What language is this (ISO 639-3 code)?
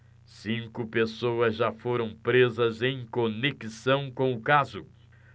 por